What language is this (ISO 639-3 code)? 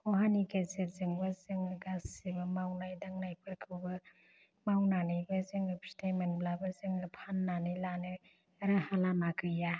brx